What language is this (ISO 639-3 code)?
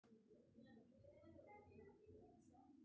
mai